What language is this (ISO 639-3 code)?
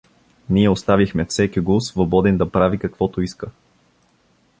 bul